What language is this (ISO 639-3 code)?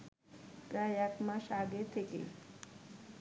ben